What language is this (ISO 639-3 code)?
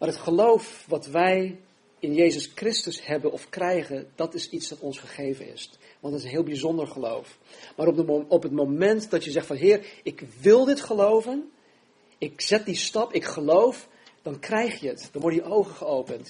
nld